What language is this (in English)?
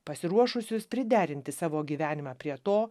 Lithuanian